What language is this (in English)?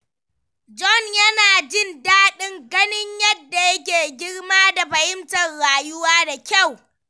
Hausa